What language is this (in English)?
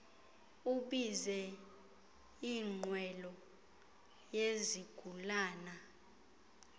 Xhosa